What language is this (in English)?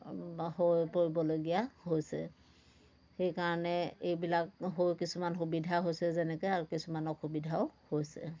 Assamese